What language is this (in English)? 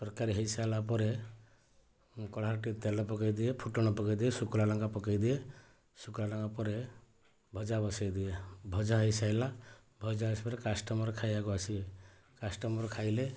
Odia